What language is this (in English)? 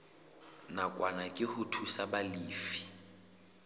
Southern Sotho